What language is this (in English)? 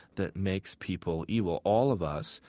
English